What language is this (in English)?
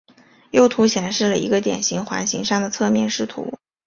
Chinese